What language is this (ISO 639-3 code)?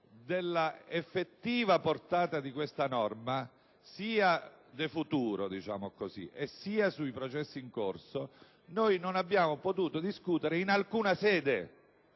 ita